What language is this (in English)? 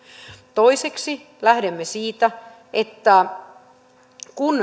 Finnish